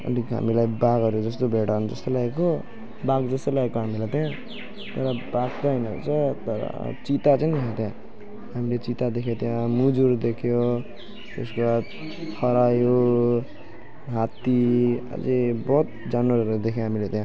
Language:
Nepali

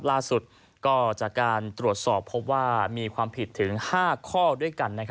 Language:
Thai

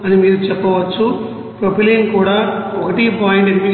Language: Telugu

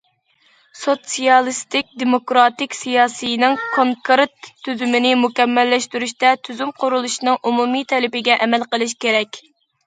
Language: Uyghur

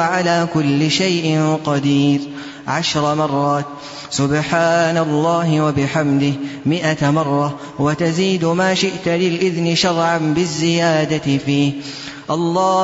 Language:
Arabic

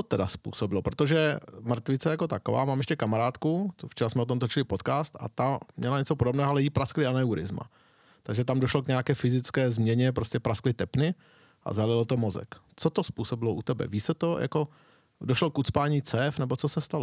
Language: Czech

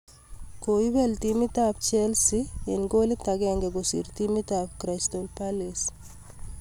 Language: Kalenjin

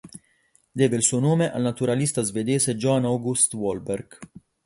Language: Italian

